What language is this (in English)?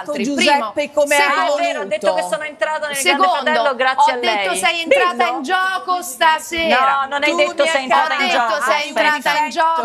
Italian